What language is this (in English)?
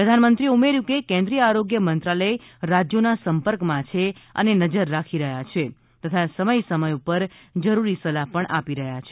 Gujarati